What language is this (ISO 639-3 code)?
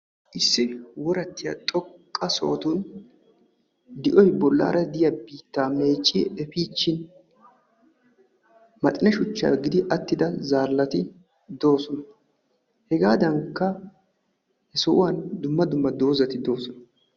wal